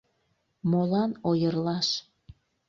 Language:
Mari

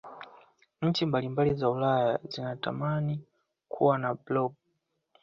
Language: Swahili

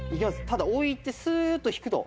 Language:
Japanese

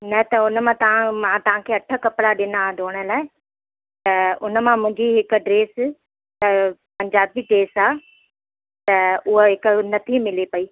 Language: Sindhi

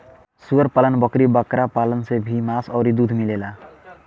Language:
Bhojpuri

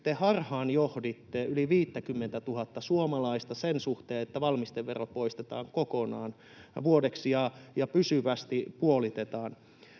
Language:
Finnish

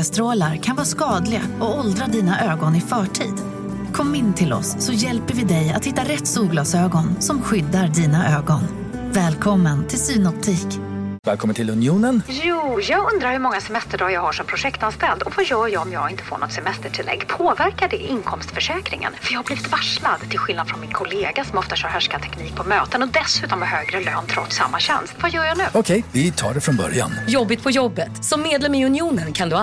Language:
Swedish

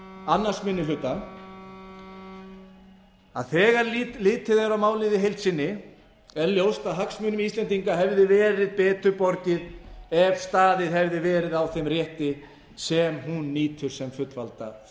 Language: Icelandic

